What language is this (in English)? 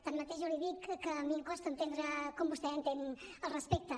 Catalan